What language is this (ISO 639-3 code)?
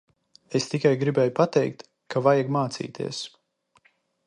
lav